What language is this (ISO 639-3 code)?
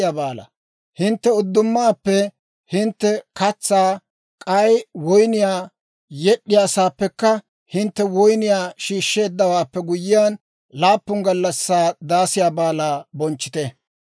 dwr